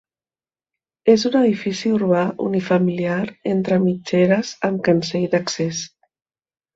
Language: Catalan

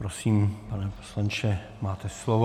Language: Czech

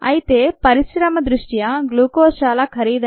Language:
Telugu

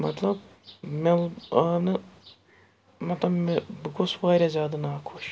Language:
Kashmiri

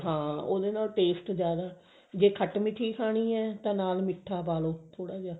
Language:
Punjabi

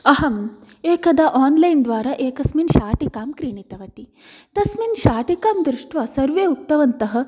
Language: Sanskrit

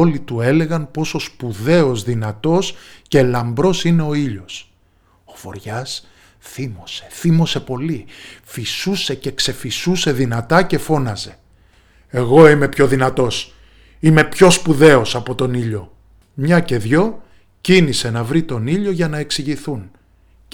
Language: Greek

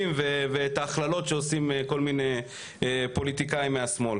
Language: Hebrew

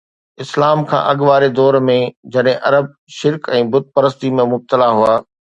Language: Sindhi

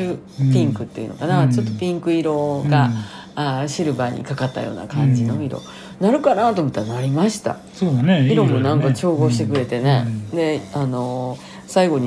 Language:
Japanese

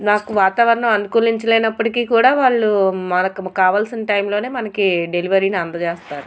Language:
Telugu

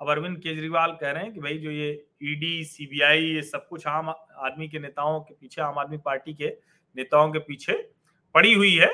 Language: Hindi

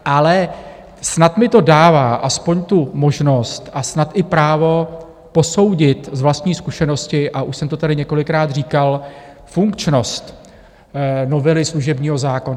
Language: Czech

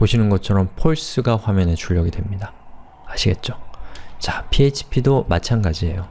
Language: Korean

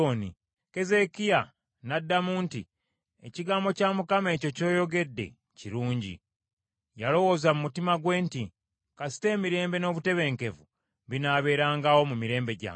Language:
Ganda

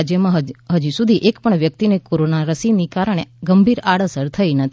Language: Gujarati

